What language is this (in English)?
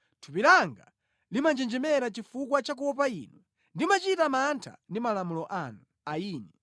Nyanja